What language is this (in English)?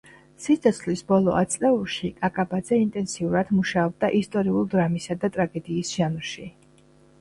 Georgian